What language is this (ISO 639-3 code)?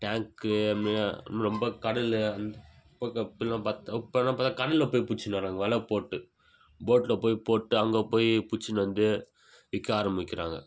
tam